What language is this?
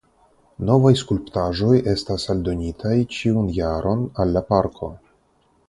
Esperanto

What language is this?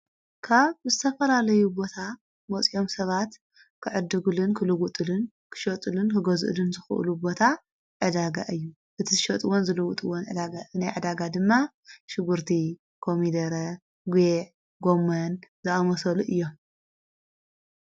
Tigrinya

